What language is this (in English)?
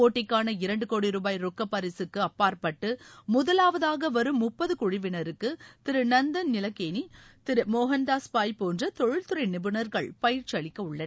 Tamil